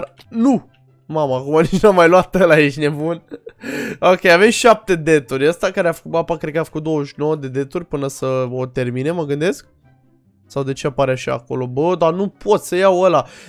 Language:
Romanian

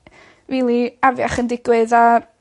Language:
Welsh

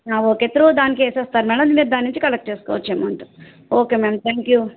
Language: Telugu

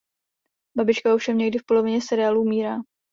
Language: Czech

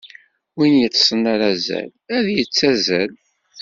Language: Kabyle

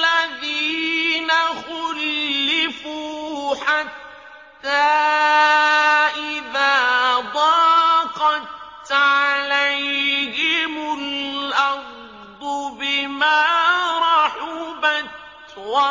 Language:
Arabic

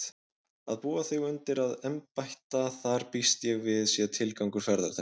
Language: Icelandic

